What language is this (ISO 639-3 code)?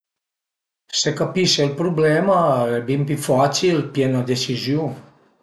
pms